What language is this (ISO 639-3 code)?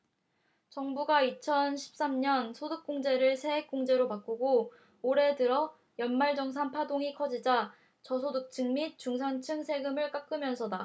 kor